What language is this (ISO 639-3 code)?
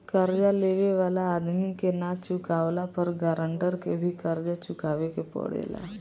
bho